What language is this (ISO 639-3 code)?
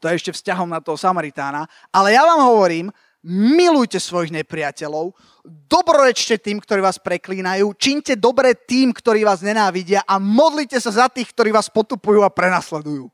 slk